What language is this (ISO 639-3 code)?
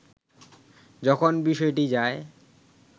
ben